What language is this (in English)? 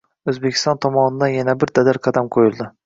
Uzbek